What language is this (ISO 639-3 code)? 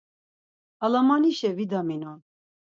lzz